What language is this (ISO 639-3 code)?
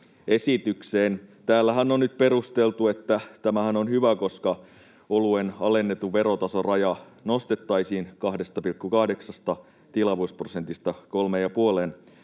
fin